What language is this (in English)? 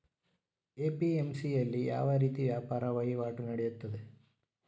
Kannada